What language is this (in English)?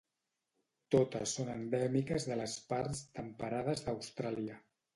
Catalan